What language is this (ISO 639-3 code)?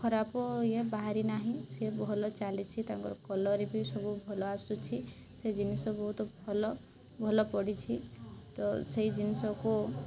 ori